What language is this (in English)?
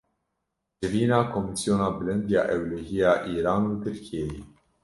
Kurdish